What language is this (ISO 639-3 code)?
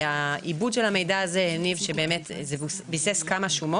heb